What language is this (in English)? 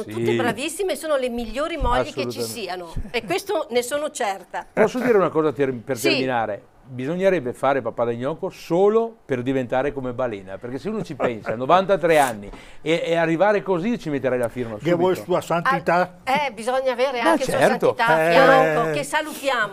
Italian